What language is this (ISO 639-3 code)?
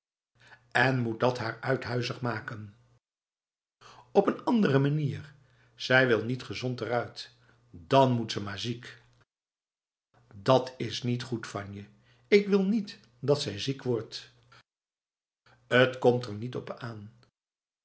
nld